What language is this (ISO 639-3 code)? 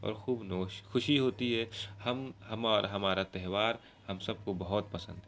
urd